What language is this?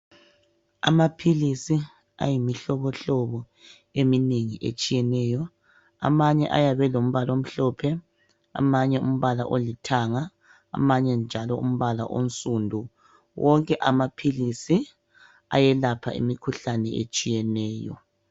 North Ndebele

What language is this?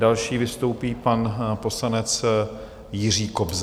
Czech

